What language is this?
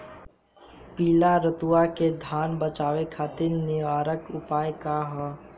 Bhojpuri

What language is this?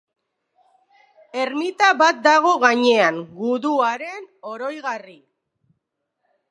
Basque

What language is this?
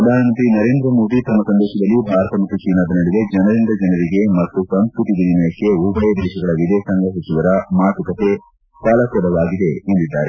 Kannada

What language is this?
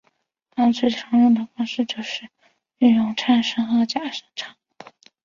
Chinese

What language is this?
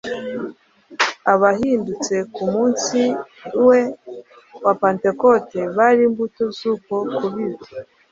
Kinyarwanda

